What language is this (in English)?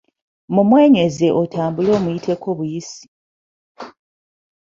Ganda